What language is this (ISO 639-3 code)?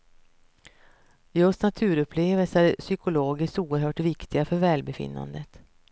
swe